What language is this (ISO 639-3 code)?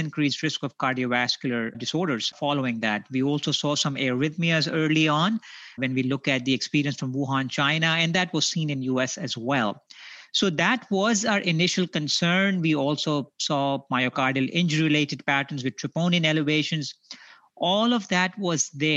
eng